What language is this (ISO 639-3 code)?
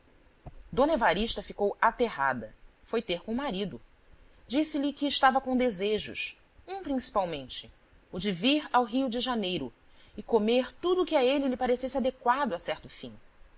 por